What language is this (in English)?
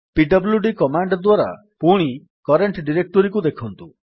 Odia